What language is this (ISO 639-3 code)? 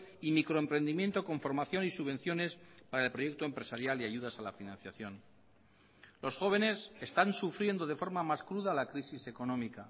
spa